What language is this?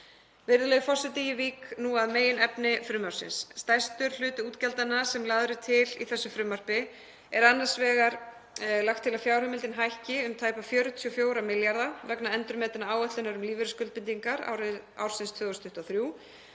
Icelandic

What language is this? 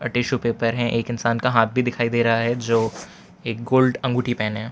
Hindi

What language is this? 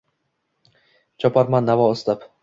Uzbek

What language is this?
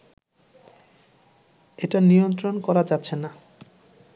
Bangla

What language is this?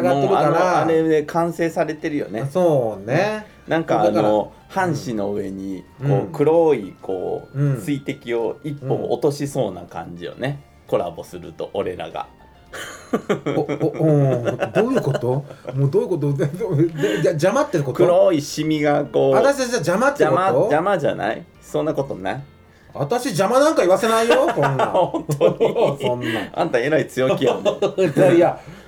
Japanese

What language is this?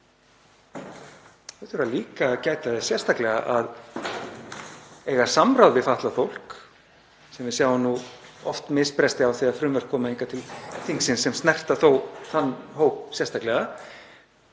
Icelandic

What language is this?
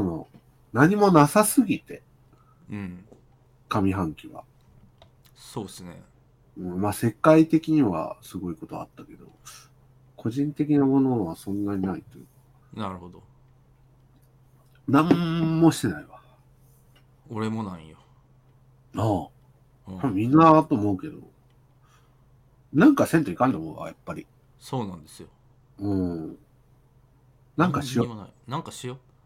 Japanese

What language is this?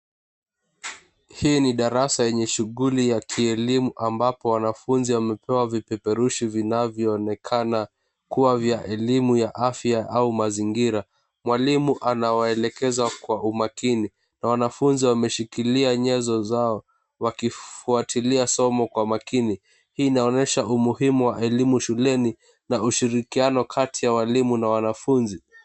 Swahili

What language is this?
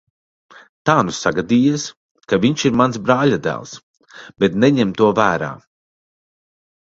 Latvian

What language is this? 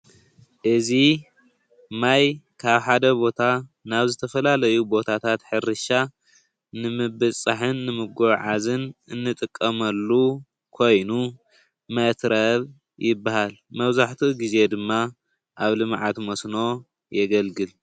Tigrinya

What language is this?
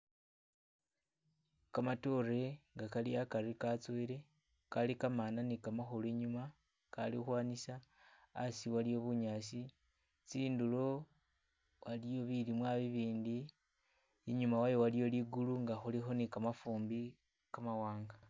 Masaaba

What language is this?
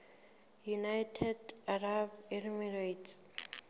Southern Sotho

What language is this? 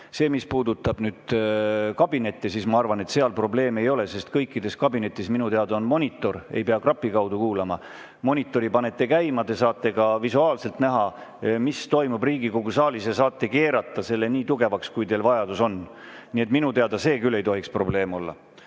Estonian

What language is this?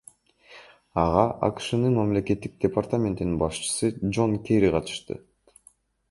Kyrgyz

